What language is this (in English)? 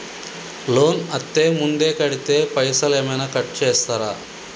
Telugu